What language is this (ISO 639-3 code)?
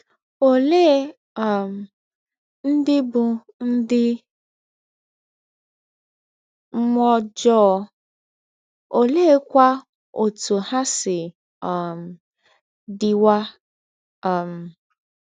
ibo